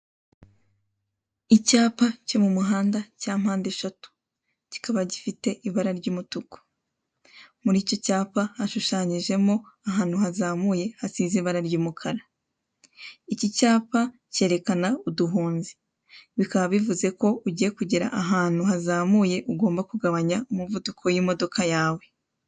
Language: Kinyarwanda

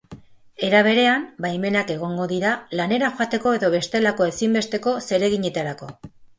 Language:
Basque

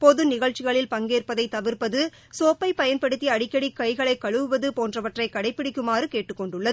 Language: Tamil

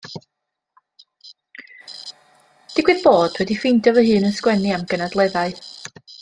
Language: Welsh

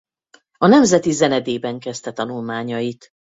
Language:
Hungarian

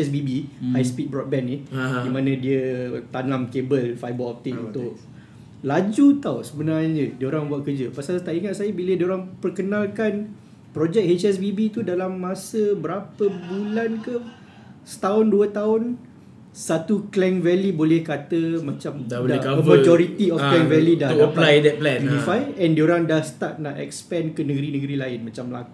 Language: Malay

